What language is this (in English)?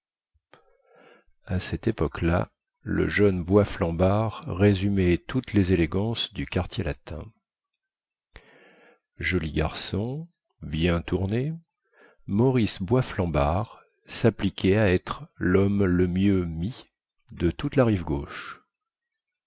French